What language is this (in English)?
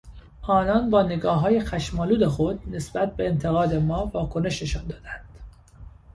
Persian